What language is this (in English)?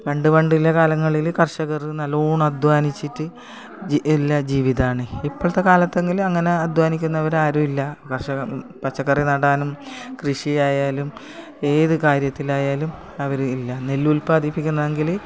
Malayalam